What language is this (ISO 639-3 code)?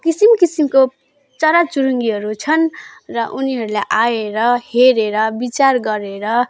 nep